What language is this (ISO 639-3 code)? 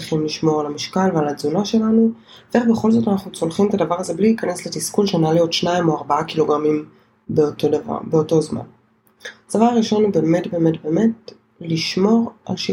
heb